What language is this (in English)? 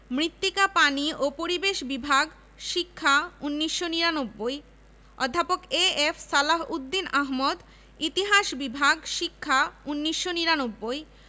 Bangla